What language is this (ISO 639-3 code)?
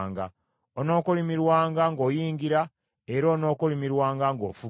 lug